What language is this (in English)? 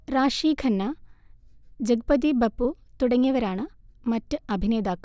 Malayalam